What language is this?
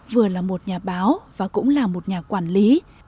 Vietnamese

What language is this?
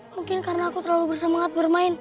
Indonesian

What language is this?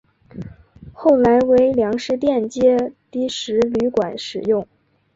Chinese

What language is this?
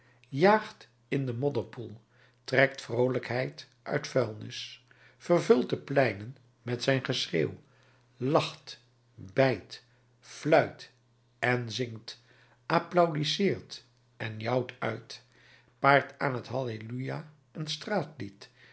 Dutch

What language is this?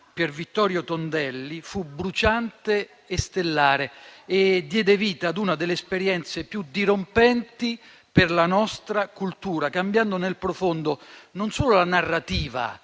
Italian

